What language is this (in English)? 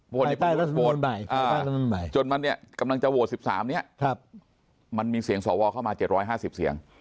Thai